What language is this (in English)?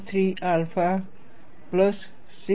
Gujarati